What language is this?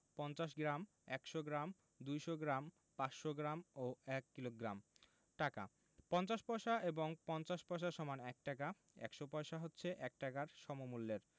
Bangla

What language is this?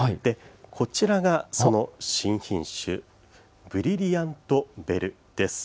Japanese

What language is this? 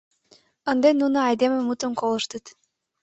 Mari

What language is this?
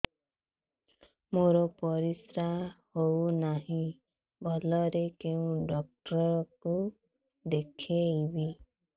Odia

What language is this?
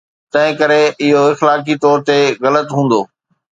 Sindhi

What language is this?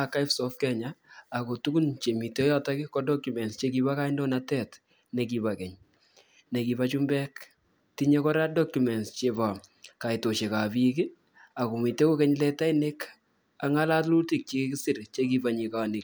Kalenjin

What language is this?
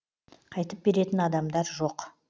Kazakh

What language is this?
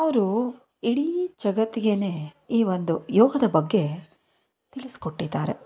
Kannada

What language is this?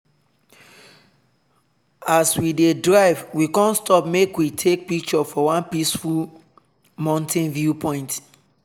Nigerian Pidgin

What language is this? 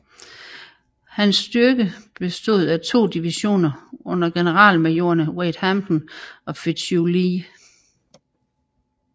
Danish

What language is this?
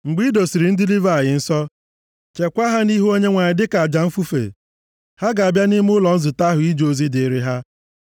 Igbo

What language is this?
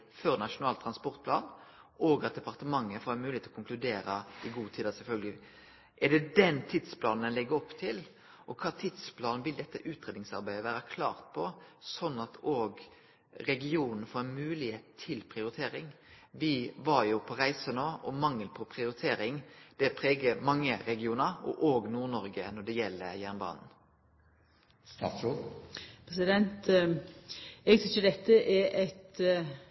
Norwegian Nynorsk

